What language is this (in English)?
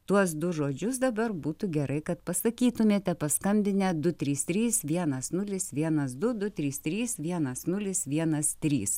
Lithuanian